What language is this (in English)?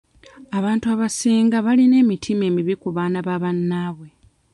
Ganda